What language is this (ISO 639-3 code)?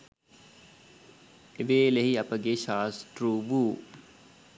sin